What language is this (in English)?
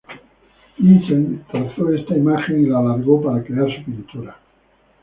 Spanish